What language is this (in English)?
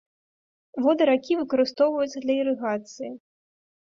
Belarusian